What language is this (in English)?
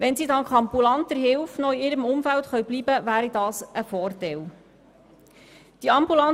Swiss German